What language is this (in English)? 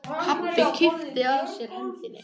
Icelandic